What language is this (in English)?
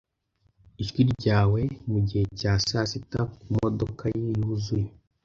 Kinyarwanda